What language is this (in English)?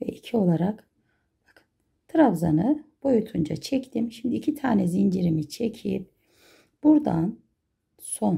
Turkish